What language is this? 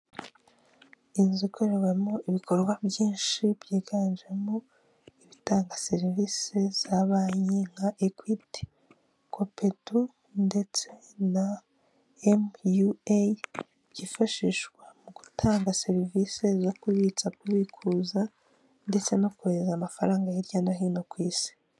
Kinyarwanda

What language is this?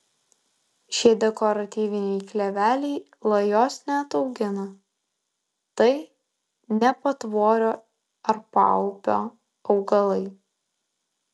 Lithuanian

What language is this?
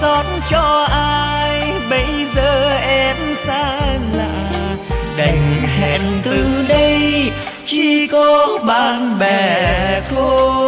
Vietnamese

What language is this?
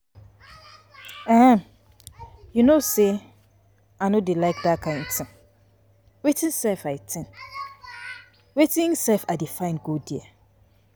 Nigerian Pidgin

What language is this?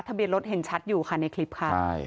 Thai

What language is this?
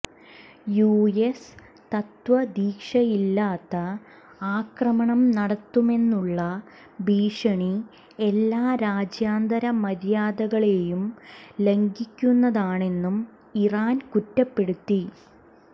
Malayalam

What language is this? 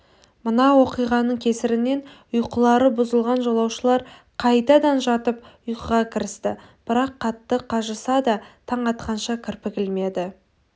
Kazakh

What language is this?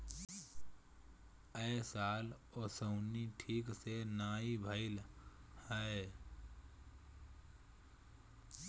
Bhojpuri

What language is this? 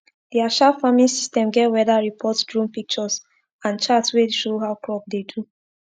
Nigerian Pidgin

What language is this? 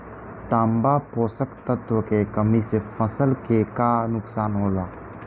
Bhojpuri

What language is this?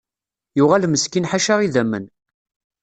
Kabyle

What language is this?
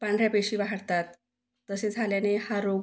Marathi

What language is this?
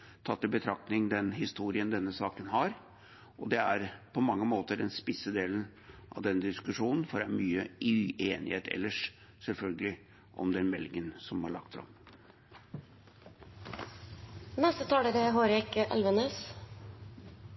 Norwegian Bokmål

